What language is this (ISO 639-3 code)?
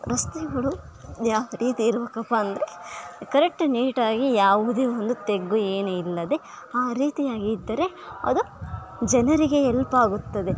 kan